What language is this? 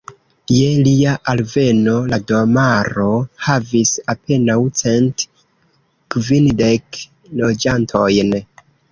Esperanto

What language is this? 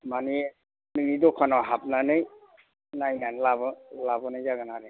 Bodo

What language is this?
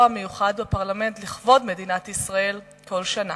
Hebrew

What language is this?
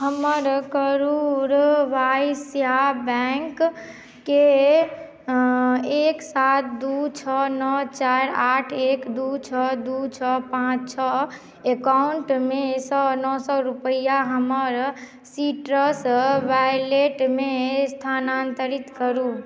Maithili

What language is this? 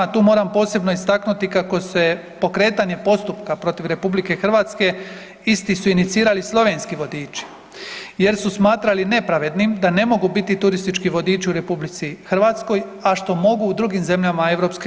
Croatian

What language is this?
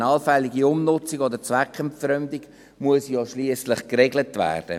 Swiss German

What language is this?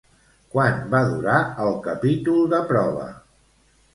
Catalan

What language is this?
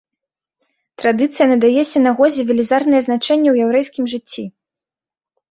Belarusian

